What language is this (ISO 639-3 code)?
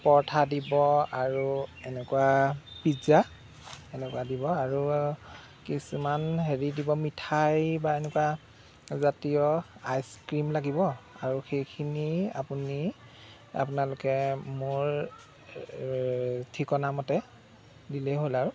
asm